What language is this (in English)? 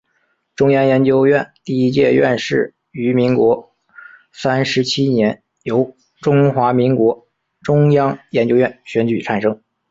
Chinese